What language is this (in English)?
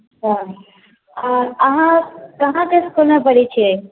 Maithili